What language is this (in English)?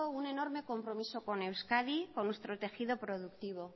Spanish